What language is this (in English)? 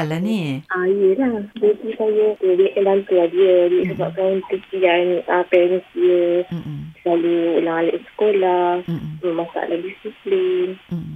Malay